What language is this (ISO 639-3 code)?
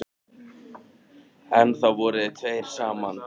isl